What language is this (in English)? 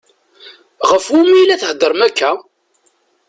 Kabyle